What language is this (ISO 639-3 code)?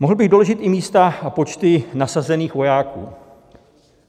ces